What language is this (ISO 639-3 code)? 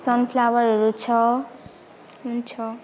nep